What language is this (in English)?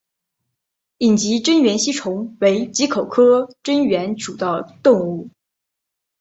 Chinese